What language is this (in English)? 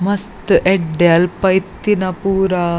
Tulu